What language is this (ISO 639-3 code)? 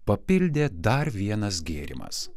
lit